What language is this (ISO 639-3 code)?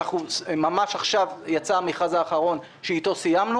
heb